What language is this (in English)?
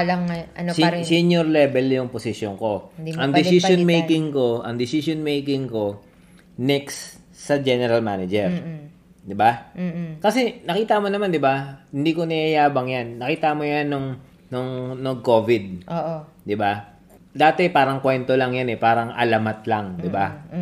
Filipino